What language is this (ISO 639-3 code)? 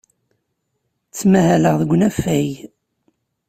kab